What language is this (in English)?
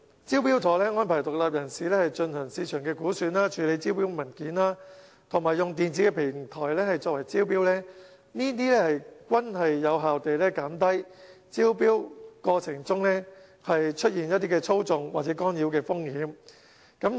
Cantonese